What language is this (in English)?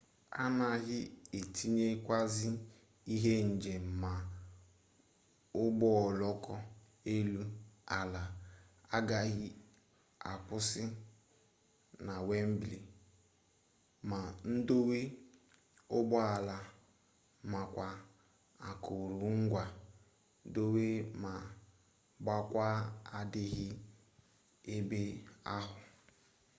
Igbo